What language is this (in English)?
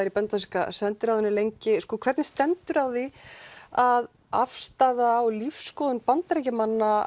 Icelandic